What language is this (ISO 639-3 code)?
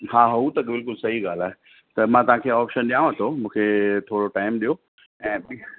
snd